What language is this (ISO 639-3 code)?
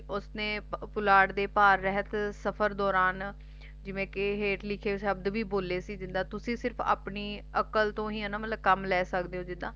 pan